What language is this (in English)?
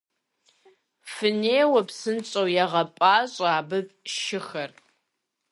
Kabardian